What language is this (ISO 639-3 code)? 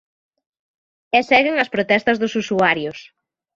glg